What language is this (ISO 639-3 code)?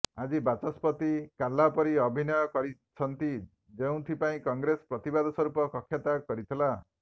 ori